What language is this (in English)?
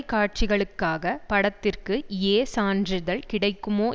Tamil